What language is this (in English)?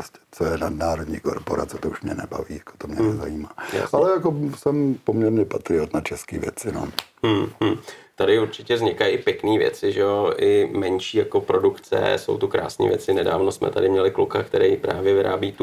Czech